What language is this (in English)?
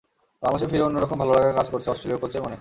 Bangla